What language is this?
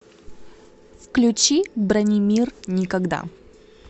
Russian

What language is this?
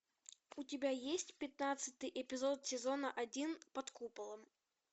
Russian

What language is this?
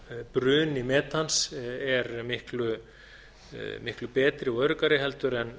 Icelandic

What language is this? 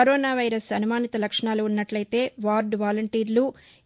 Telugu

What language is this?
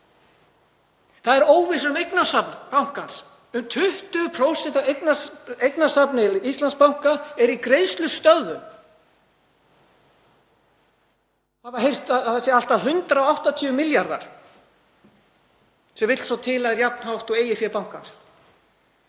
Icelandic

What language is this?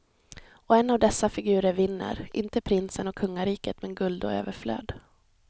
Swedish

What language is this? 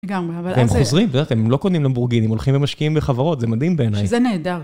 Hebrew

